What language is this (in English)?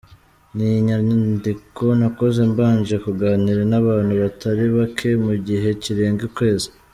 Kinyarwanda